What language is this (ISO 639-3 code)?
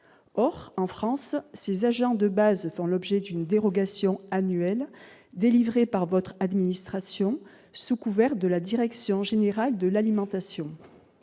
fra